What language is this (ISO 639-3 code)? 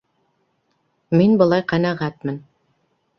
bak